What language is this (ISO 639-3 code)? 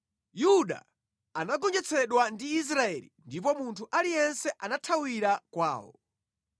nya